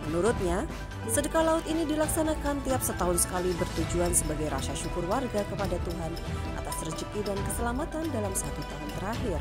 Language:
Indonesian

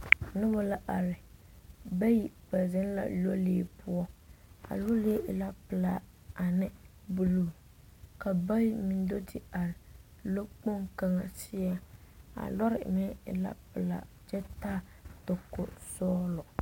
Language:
Southern Dagaare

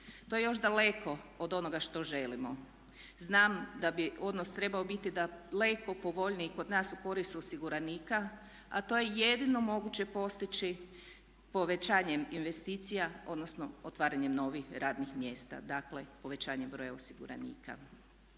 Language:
Croatian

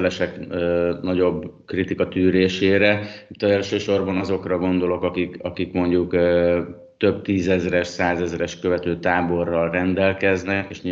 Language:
Hungarian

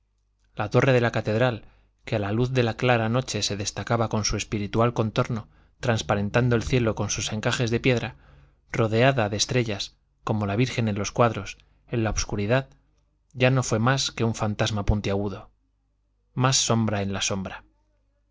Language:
Spanish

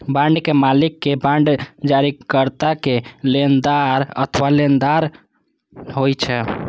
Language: Maithili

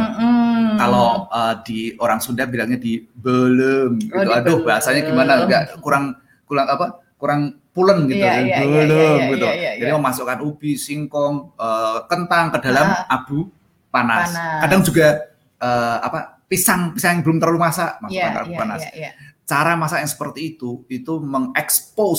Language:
Indonesian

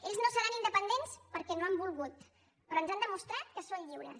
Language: Catalan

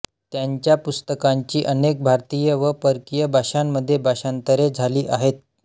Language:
Marathi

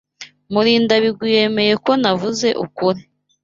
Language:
Kinyarwanda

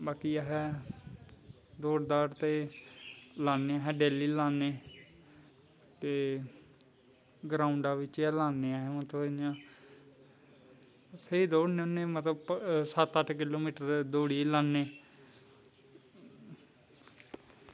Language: Dogri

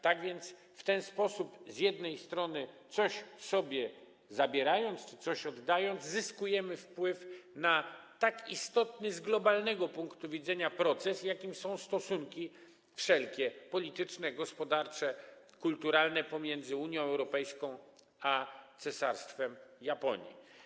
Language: Polish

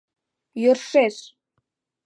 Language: Mari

